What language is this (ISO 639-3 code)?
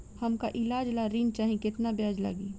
bho